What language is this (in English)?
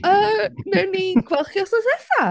Welsh